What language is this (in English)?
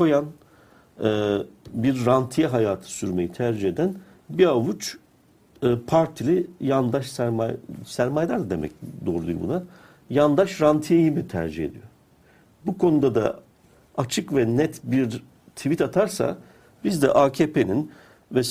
Turkish